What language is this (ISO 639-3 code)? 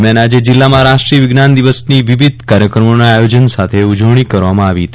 guj